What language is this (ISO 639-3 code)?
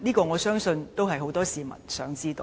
yue